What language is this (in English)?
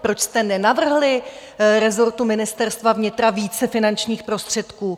Czech